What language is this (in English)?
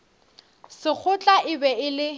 Northern Sotho